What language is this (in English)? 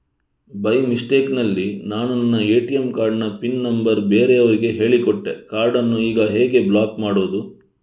Kannada